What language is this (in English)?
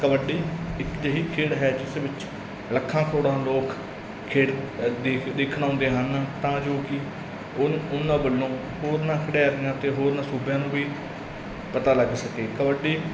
Punjabi